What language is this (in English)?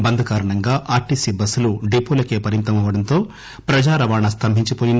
Telugu